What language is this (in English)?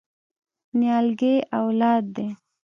Pashto